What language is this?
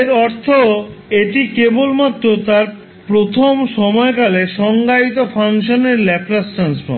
Bangla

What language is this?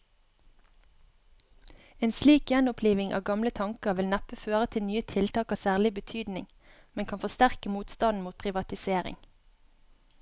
Norwegian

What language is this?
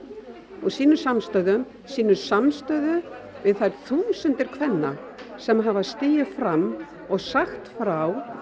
Icelandic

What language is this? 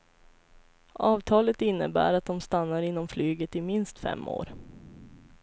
Swedish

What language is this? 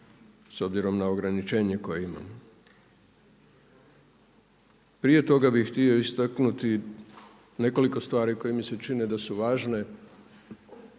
Croatian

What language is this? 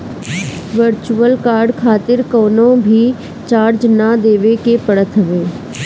Bhojpuri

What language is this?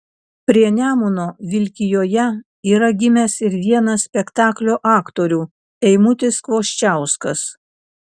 Lithuanian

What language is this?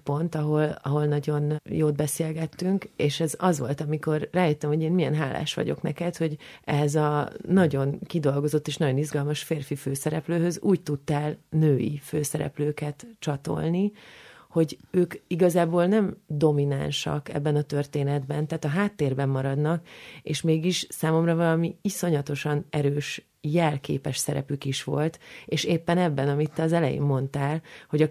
Hungarian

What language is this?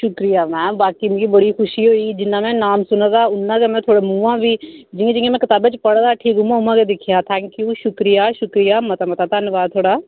Dogri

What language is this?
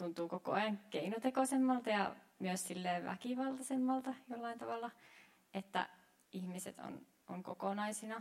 Finnish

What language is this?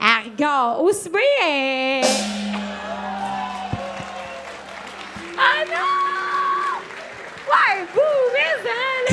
French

